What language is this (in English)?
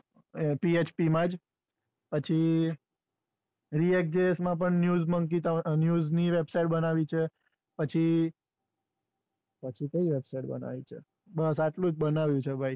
Gujarati